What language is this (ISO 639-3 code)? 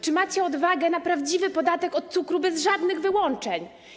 pol